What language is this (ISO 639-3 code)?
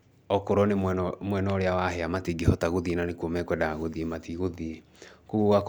kik